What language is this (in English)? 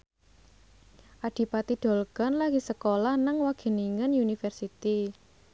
Javanese